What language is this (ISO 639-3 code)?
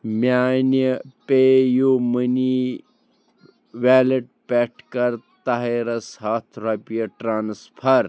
kas